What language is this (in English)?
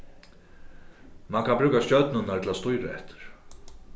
Faroese